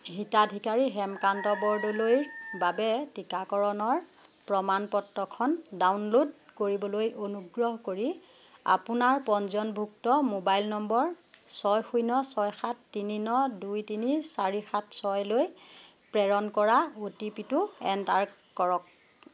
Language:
Assamese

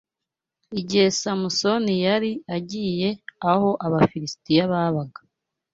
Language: Kinyarwanda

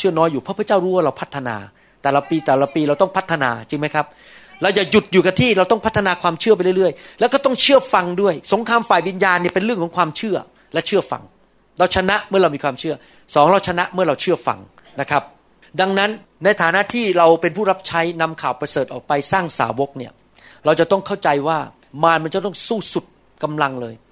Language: Thai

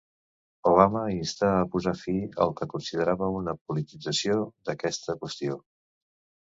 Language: Catalan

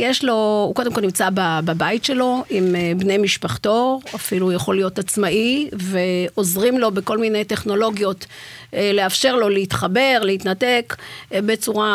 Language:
Hebrew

